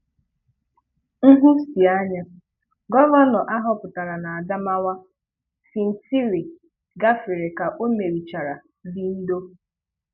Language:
Igbo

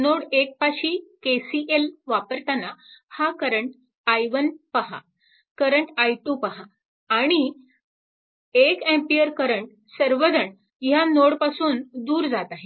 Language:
Marathi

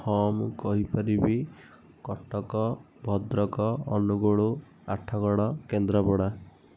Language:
Odia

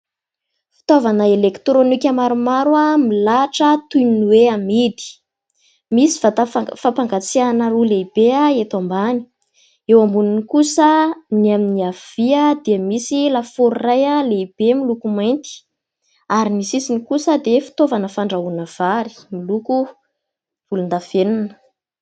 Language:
Malagasy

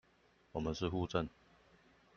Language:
Chinese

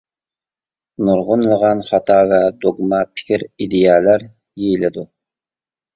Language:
Uyghur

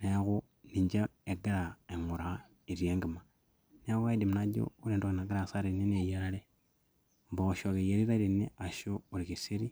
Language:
Masai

